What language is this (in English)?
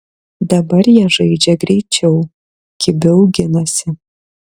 Lithuanian